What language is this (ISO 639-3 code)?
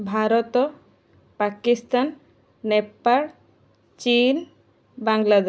ori